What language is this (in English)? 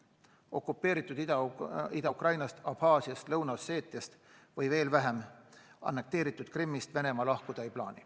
Estonian